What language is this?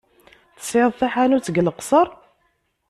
Kabyle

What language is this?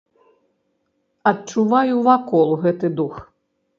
Belarusian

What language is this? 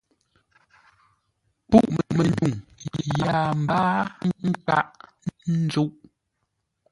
Ngombale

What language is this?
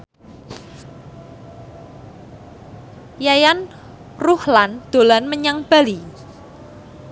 Javanese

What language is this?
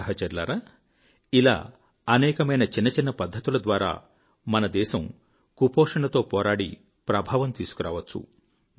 Telugu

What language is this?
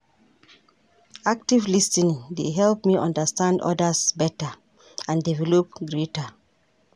Nigerian Pidgin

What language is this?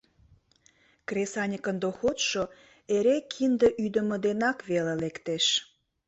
Mari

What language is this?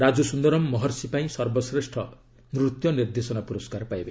Odia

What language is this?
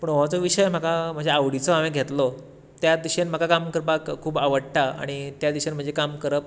Konkani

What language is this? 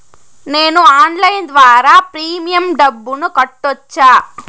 Telugu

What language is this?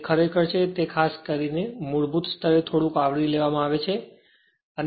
Gujarati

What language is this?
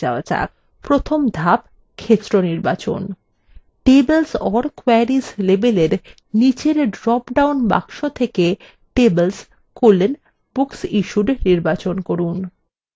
Bangla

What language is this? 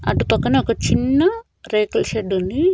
Telugu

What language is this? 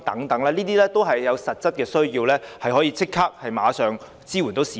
Cantonese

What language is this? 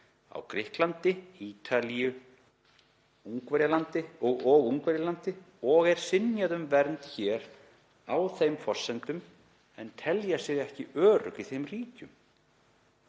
Icelandic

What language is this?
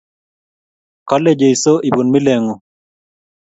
Kalenjin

